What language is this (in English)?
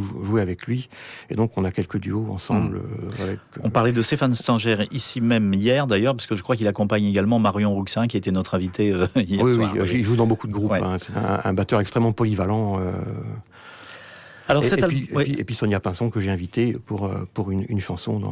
French